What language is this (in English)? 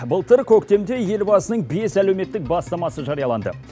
Kazakh